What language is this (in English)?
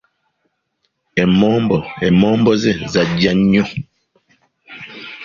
Ganda